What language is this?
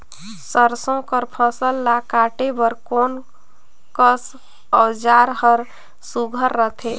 Chhattisgarhi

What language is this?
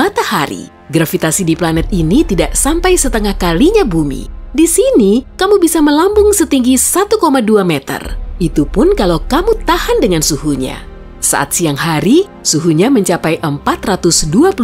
Indonesian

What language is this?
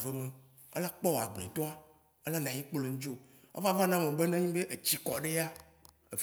Waci Gbe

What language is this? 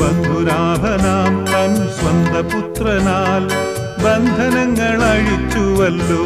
Romanian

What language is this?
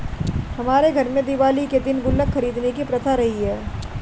Hindi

